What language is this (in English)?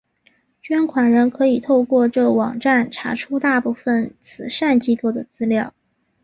Chinese